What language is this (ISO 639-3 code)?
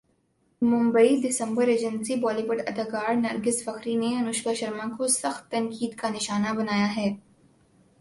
urd